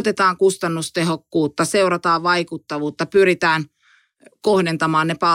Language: Finnish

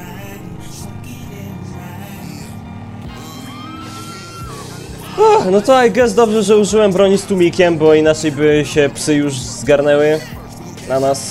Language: Polish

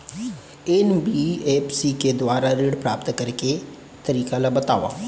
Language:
Chhattisgarhi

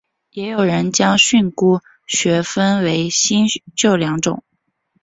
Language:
Chinese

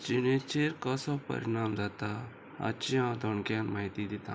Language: Konkani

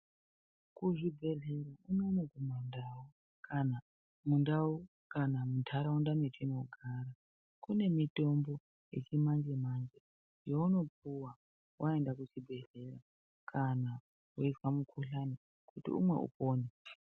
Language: Ndau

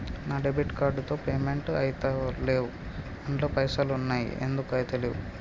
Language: Telugu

